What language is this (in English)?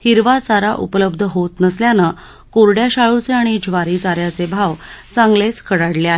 Marathi